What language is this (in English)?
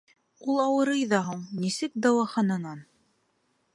Bashkir